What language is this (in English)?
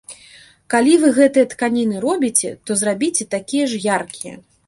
Belarusian